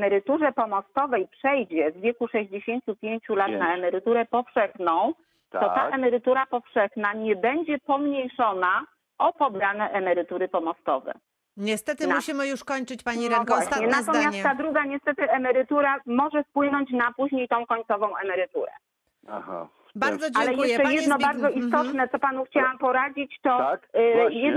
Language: Polish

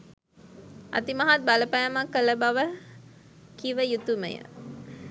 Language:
Sinhala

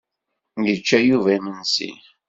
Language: Kabyle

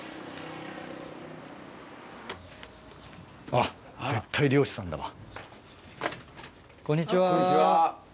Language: Japanese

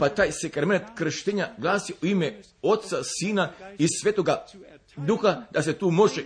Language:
Croatian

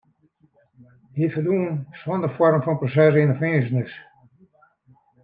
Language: Western Frisian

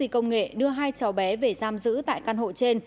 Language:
Vietnamese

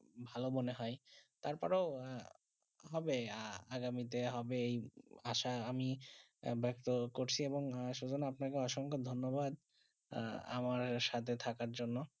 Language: Bangla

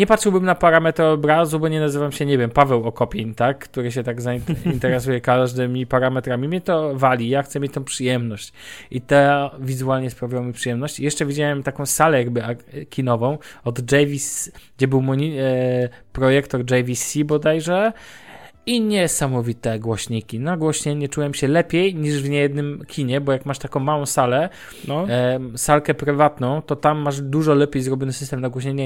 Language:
Polish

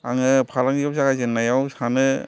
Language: Bodo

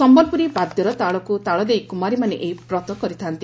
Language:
Odia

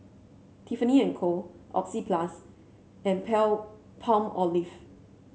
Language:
English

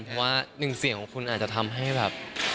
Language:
Thai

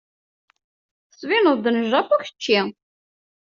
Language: Kabyle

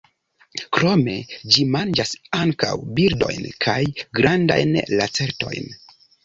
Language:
Esperanto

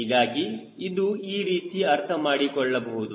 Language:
Kannada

